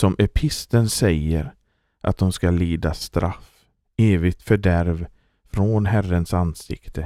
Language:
Swedish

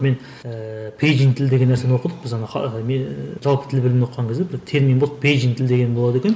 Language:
Kazakh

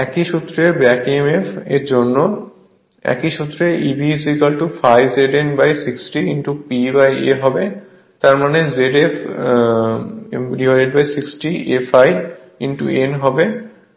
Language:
Bangla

